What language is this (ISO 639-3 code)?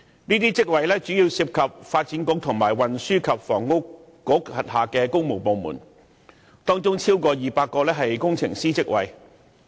yue